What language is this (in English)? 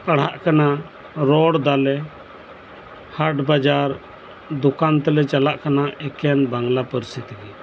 Santali